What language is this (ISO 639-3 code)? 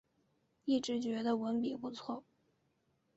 zho